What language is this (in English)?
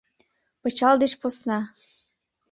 Mari